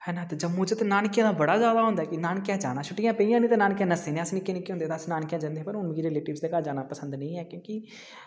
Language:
Dogri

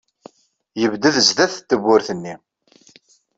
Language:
Kabyle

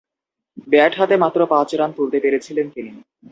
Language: Bangla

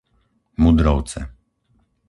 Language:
Slovak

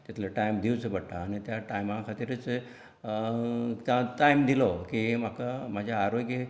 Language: Konkani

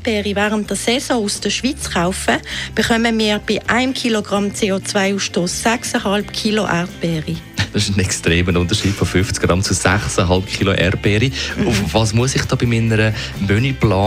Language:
German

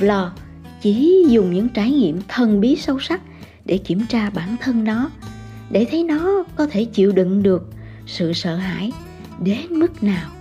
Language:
Vietnamese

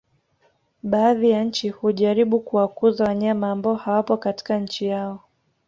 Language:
Swahili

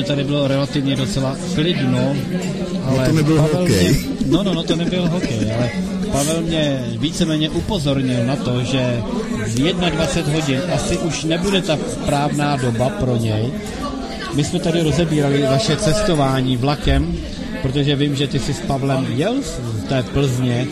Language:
Czech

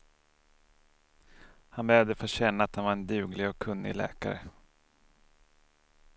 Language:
Swedish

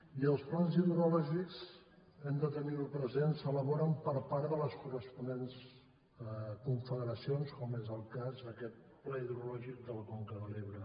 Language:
Catalan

